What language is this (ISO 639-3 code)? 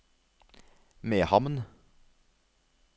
nor